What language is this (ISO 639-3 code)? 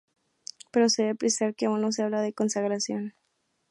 spa